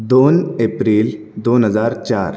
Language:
Konkani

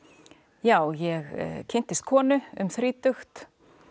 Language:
Icelandic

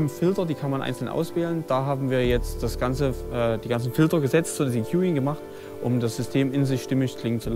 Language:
German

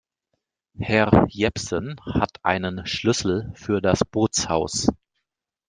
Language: German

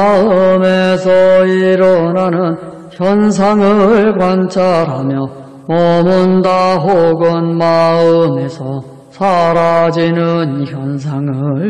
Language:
Korean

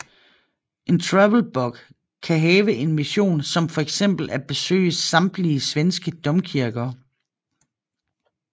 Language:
Danish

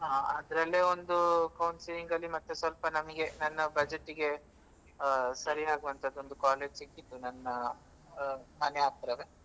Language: Kannada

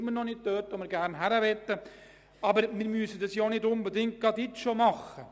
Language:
Swiss German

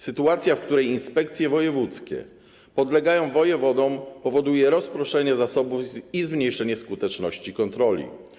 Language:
Polish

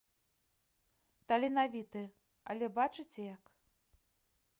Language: Belarusian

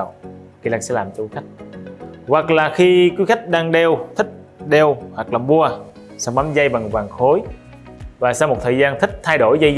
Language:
Vietnamese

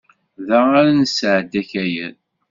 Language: Kabyle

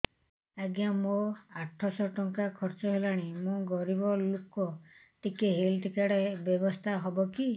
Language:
Odia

